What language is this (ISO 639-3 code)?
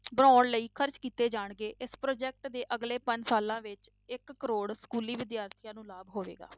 pan